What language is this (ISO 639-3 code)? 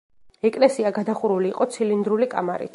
kat